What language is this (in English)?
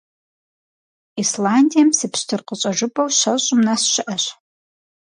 Kabardian